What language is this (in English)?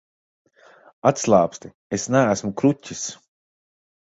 Latvian